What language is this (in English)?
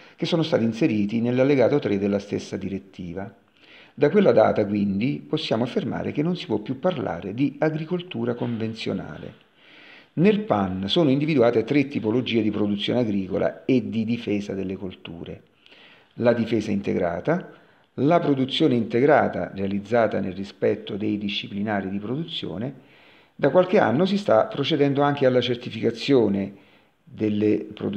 Italian